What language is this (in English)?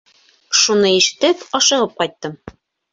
Bashkir